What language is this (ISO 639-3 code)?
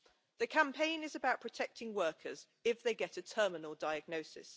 eng